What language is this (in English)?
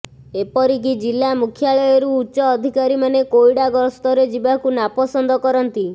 Odia